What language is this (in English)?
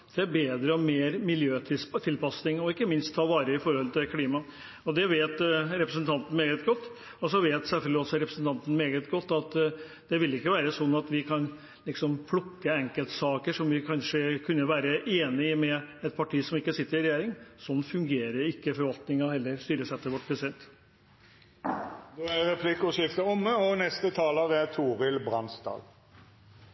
Norwegian